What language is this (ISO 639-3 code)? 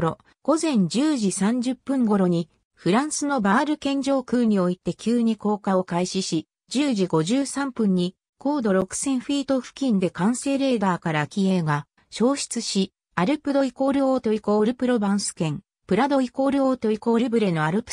jpn